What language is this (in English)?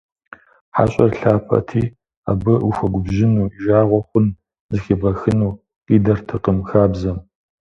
Kabardian